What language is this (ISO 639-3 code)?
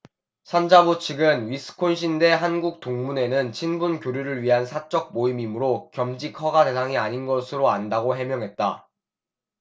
kor